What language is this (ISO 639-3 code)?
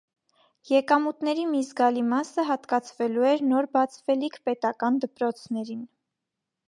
hye